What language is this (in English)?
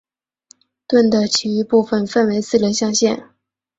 Chinese